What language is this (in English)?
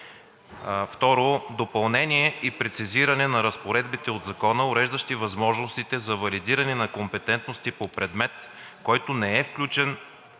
Bulgarian